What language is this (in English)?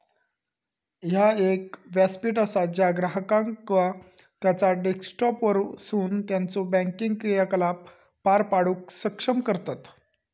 Marathi